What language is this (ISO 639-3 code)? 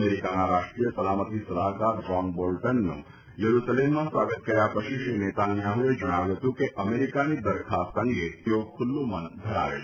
guj